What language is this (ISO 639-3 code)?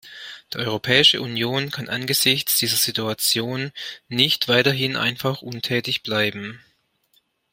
deu